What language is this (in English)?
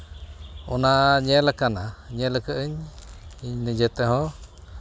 Santali